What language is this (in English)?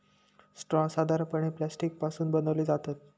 Marathi